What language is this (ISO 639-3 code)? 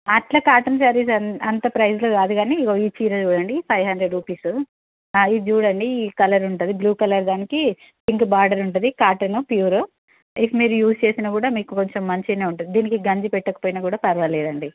tel